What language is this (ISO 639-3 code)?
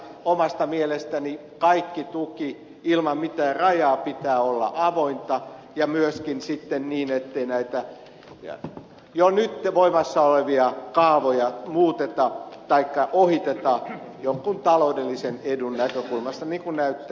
fin